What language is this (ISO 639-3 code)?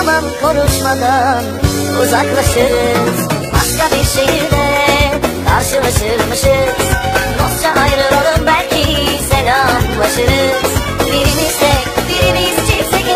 tur